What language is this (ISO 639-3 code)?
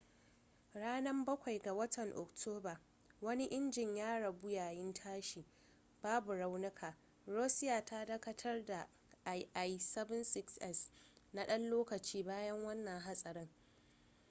hau